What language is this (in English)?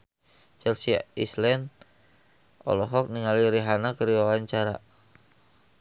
Sundanese